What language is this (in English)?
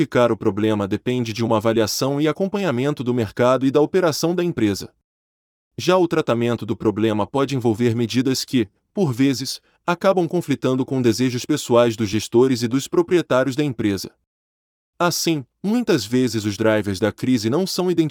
Portuguese